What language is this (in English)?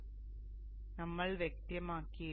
Malayalam